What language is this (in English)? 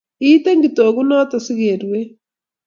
Kalenjin